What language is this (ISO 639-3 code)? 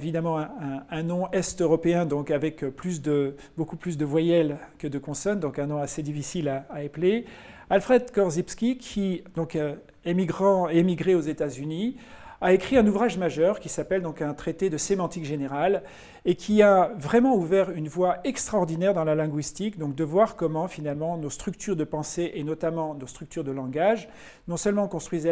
fra